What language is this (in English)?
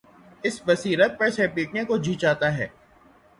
Urdu